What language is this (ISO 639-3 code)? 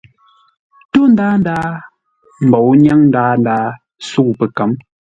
nla